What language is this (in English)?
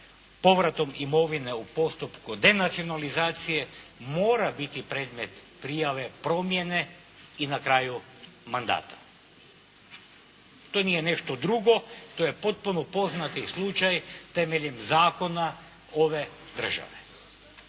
Croatian